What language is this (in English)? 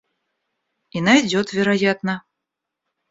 Russian